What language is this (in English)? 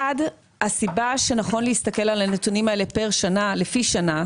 Hebrew